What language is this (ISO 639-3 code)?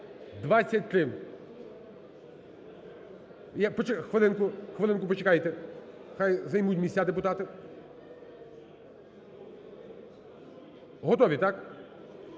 ukr